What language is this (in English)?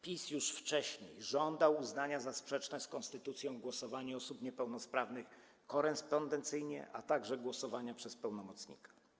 Polish